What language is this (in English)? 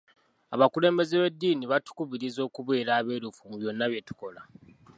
Ganda